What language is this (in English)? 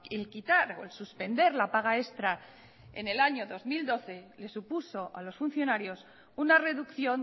Spanish